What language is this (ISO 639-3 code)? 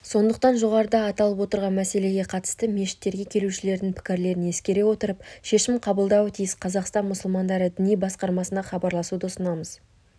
kaz